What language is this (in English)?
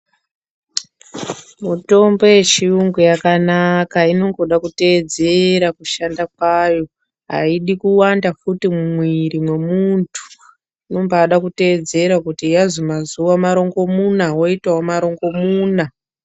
Ndau